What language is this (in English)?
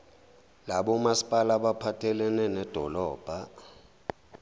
Zulu